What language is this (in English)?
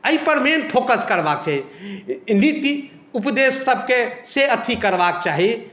Maithili